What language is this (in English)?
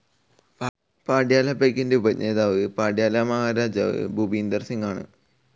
Malayalam